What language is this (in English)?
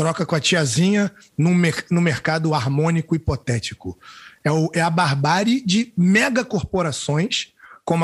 Portuguese